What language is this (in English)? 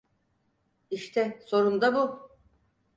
Turkish